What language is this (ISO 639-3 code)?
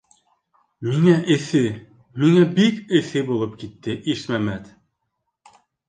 bak